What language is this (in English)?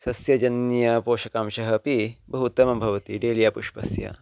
Sanskrit